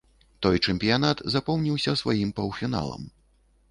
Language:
Belarusian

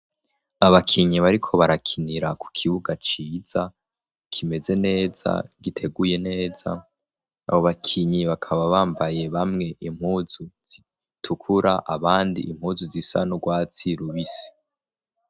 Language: Rundi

